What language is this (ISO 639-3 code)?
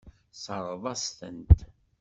kab